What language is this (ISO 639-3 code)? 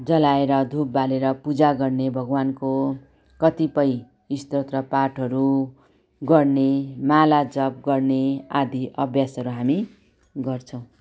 nep